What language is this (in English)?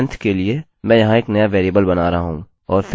Hindi